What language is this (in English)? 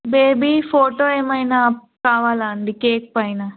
Telugu